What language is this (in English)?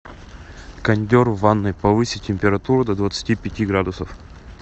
Russian